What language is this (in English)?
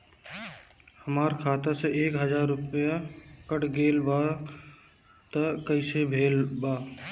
Bhojpuri